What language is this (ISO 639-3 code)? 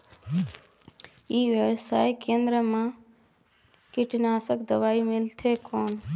hne